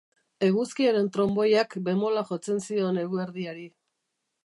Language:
Basque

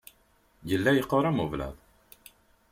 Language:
Kabyle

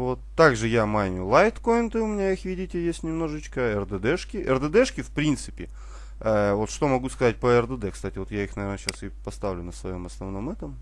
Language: Russian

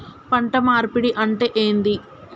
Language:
Telugu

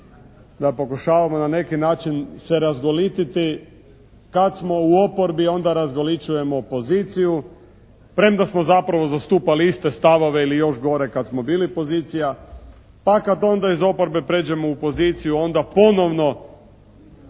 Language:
Croatian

